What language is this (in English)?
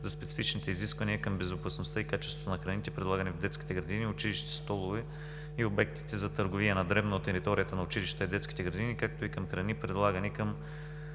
Bulgarian